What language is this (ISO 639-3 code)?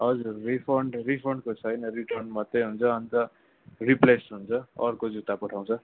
nep